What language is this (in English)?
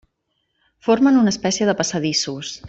Catalan